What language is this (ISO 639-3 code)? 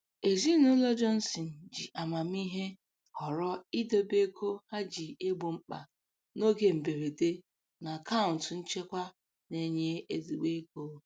ibo